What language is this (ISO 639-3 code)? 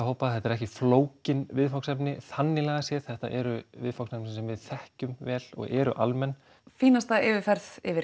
isl